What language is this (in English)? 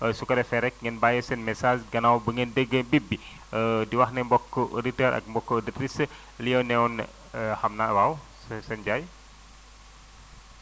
Wolof